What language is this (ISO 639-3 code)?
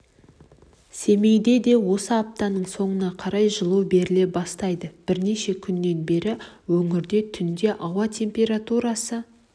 kaz